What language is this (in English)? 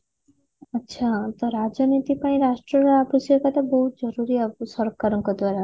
Odia